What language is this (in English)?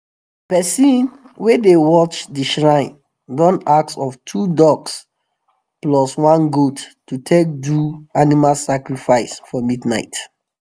Nigerian Pidgin